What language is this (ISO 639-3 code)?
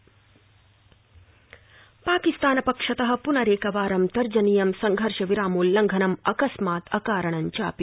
san